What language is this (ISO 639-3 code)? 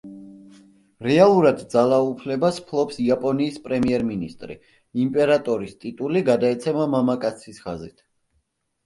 kat